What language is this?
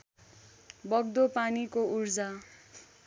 Nepali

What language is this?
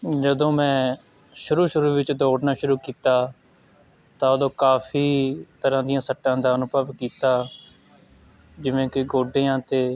Punjabi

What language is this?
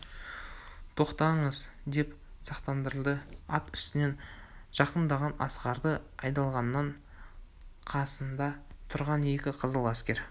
Kazakh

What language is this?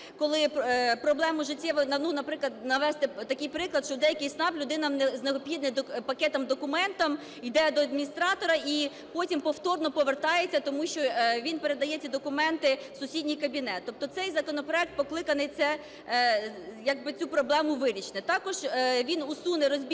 Ukrainian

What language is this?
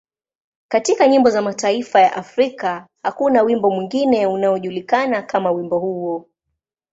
Swahili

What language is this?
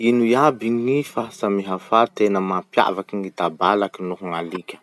Masikoro Malagasy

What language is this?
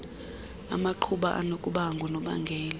Xhosa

